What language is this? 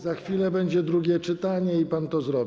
Polish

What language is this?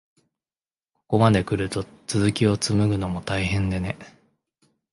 Japanese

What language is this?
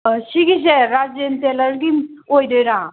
Manipuri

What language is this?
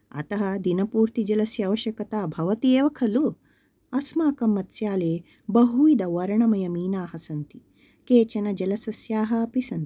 Sanskrit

